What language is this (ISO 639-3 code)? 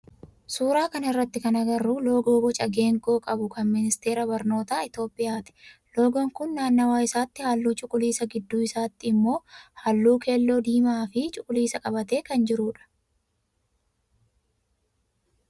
orm